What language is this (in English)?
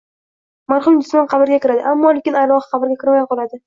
Uzbek